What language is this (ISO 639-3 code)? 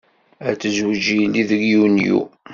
kab